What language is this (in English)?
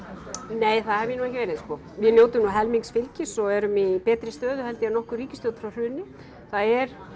Icelandic